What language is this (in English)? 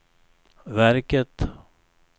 Swedish